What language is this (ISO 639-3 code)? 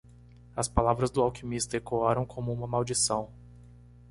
por